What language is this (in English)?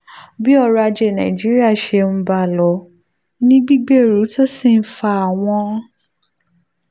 Yoruba